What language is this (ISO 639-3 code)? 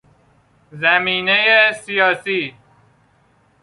fas